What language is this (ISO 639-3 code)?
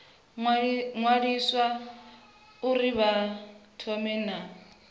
ven